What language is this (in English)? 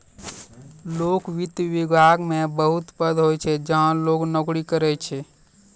Maithili